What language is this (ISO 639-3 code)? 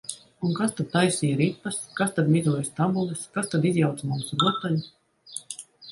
lav